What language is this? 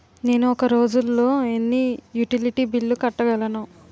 Telugu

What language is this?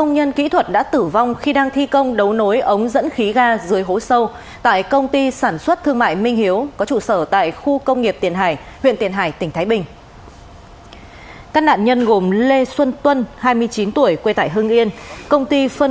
Vietnamese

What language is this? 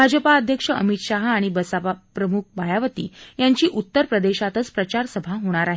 Marathi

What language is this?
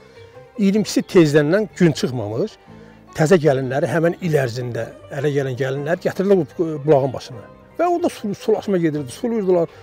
Turkish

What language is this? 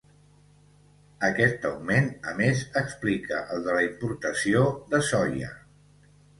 Catalan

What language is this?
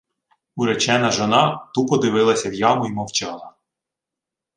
Ukrainian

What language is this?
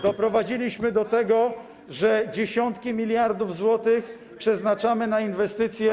Polish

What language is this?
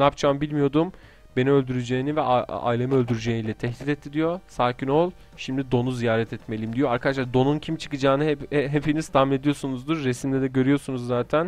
Turkish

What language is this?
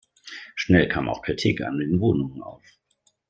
German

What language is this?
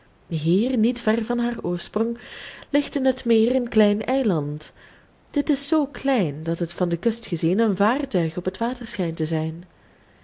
Dutch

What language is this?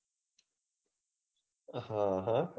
Gujarati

